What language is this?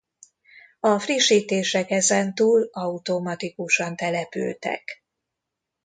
Hungarian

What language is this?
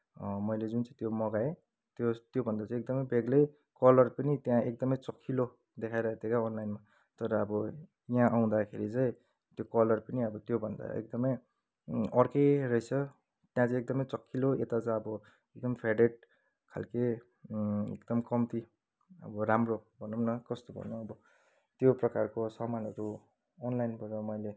Nepali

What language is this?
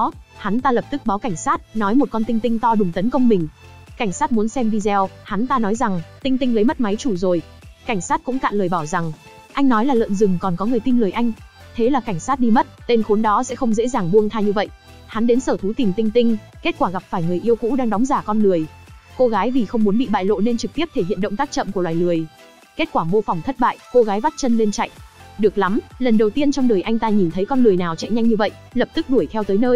Vietnamese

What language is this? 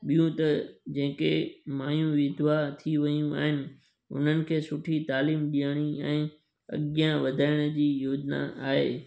Sindhi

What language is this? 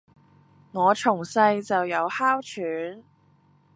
Cantonese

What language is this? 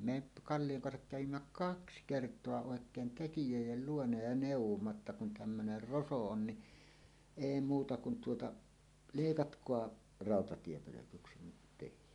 Finnish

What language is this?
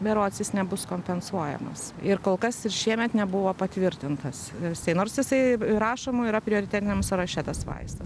Lithuanian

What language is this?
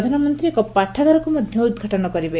Odia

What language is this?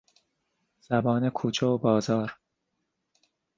Persian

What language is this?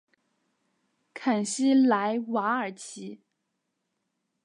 Chinese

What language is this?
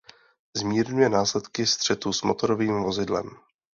Czech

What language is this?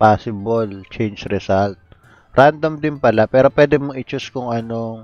Filipino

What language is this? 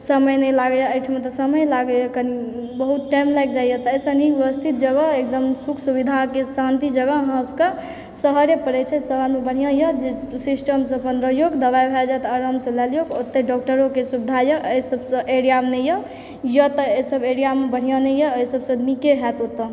Maithili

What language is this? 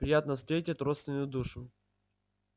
Russian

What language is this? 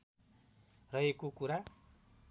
Nepali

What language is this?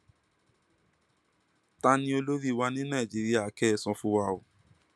Yoruba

